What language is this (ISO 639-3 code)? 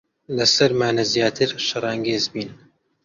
ckb